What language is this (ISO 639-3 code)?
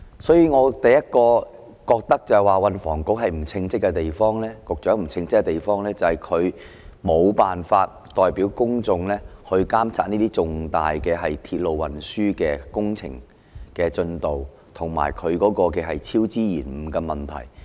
yue